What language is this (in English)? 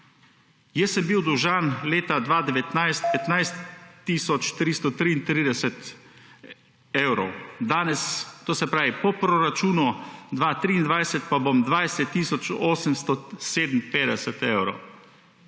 Slovenian